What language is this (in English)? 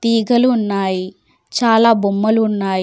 Telugu